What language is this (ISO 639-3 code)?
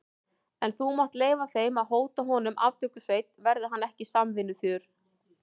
isl